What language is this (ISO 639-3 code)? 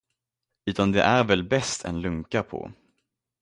swe